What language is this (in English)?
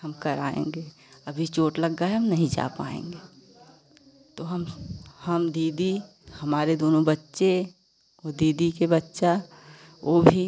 Hindi